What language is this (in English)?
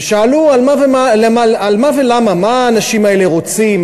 Hebrew